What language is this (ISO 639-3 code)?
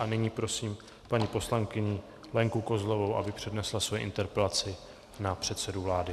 ces